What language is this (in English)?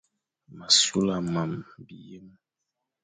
Fang